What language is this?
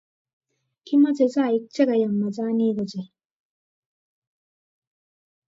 Kalenjin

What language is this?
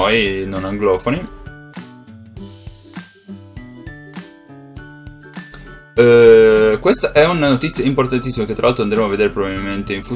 Italian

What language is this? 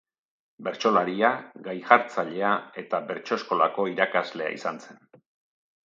Basque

